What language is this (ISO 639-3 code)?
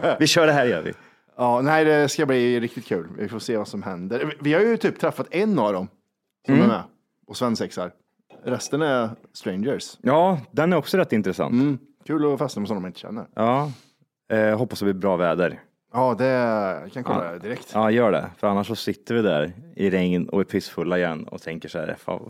swe